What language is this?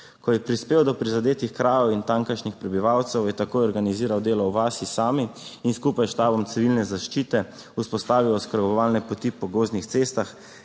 Slovenian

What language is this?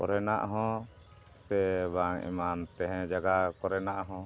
Santali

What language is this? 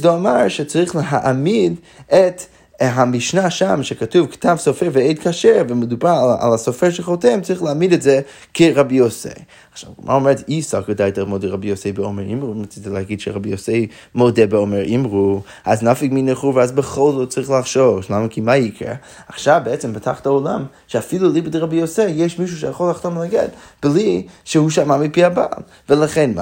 Hebrew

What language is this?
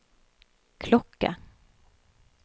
Norwegian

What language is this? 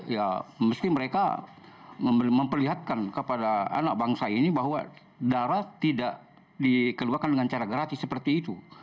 Indonesian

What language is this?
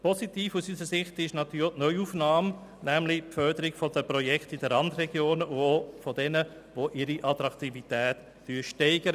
Swiss German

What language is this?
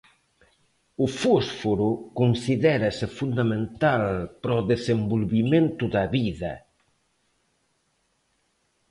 Galician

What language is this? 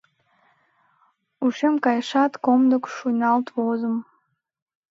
Mari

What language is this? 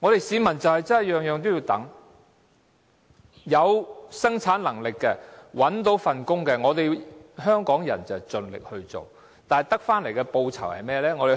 Cantonese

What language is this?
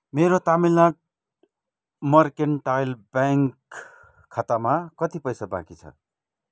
Nepali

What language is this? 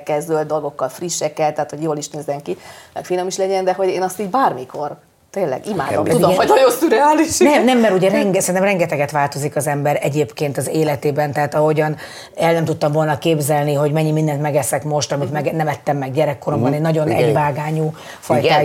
Hungarian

